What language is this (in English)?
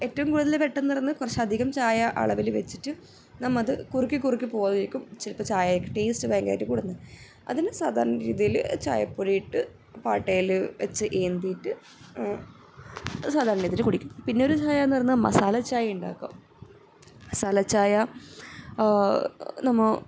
Malayalam